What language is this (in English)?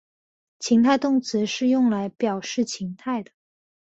Chinese